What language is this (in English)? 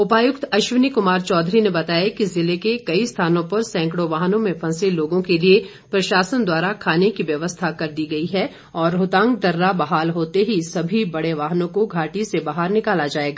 Hindi